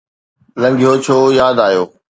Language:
Sindhi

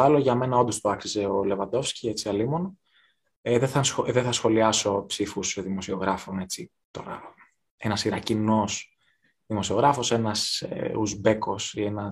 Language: Greek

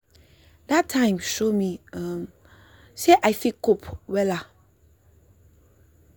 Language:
Nigerian Pidgin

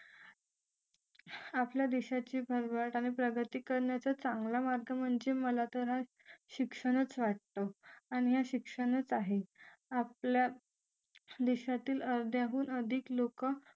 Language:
Marathi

